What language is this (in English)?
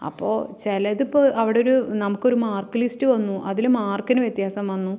Malayalam